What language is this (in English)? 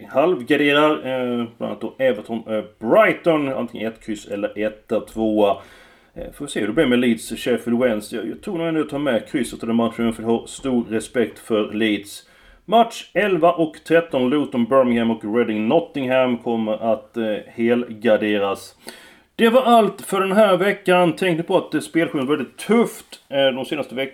Swedish